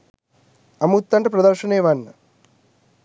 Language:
Sinhala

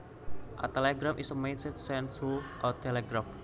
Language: Javanese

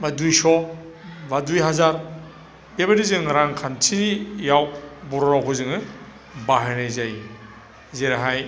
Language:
Bodo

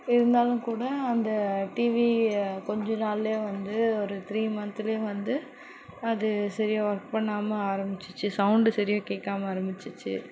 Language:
Tamil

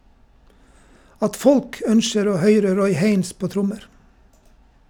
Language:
Norwegian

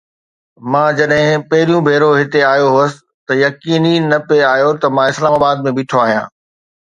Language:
Sindhi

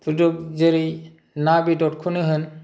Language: Bodo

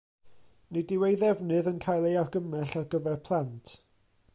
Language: Welsh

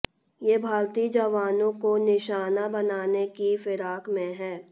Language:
Hindi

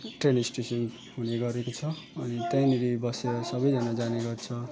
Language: Nepali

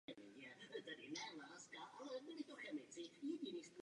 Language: Czech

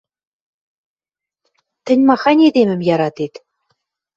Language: Western Mari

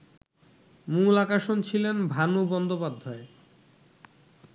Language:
Bangla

